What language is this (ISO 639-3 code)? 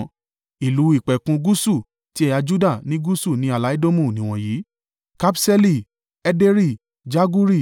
yor